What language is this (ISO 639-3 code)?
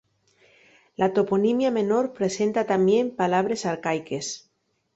ast